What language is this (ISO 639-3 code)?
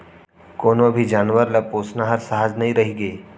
hne